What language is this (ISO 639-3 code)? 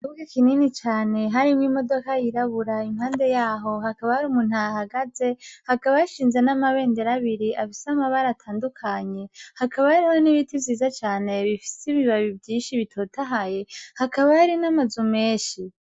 run